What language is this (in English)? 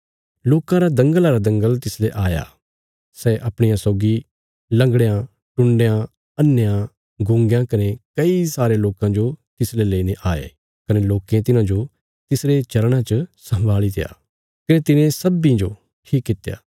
Bilaspuri